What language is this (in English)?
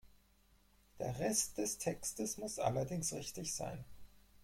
German